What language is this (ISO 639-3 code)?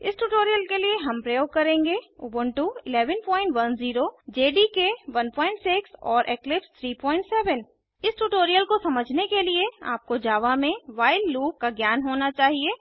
hin